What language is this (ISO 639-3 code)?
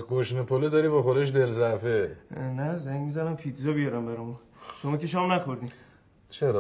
fas